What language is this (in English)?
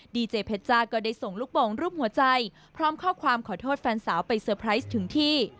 Thai